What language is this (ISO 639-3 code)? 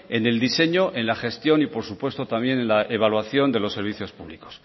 spa